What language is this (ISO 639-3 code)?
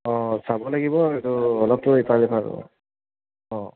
asm